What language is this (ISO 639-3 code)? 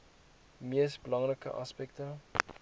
afr